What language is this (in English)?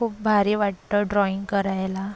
Marathi